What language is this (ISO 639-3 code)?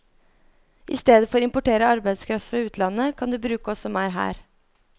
nor